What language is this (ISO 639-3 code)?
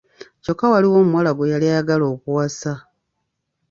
lug